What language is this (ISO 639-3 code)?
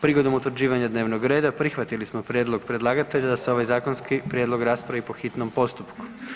hrv